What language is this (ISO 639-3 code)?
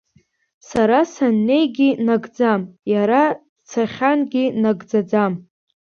abk